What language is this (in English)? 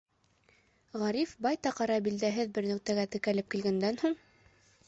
Bashkir